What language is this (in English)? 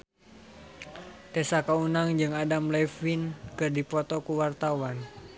Sundanese